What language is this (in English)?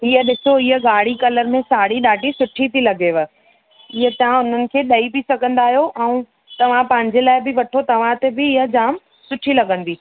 Sindhi